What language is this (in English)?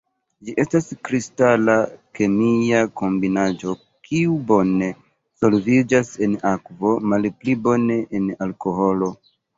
Esperanto